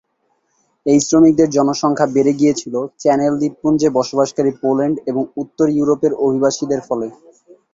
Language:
Bangla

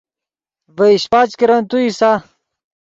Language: Yidgha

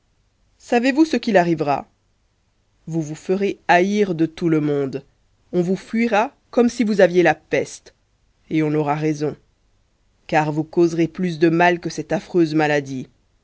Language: French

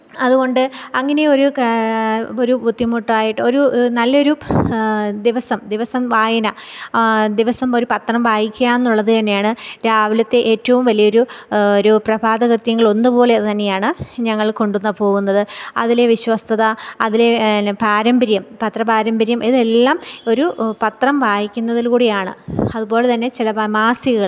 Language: Malayalam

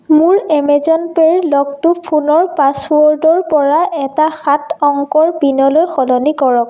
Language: Assamese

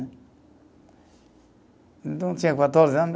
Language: Portuguese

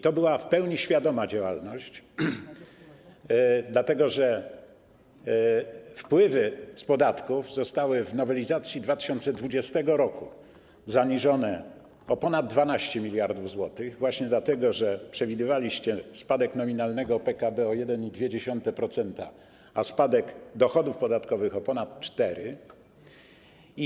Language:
Polish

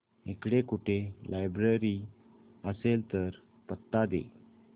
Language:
Marathi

